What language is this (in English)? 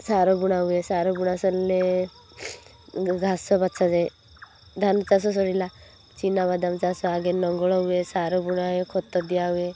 Odia